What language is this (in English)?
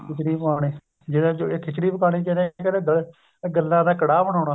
Punjabi